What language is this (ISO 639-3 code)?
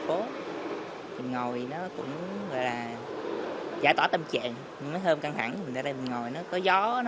vie